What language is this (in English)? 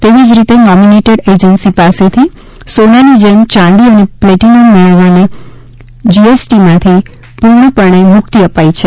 Gujarati